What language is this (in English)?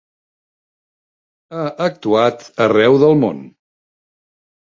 Catalan